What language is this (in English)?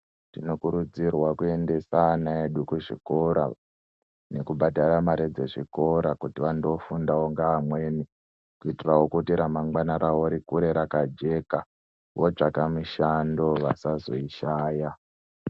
Ndau